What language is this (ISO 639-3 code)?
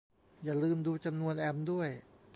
tha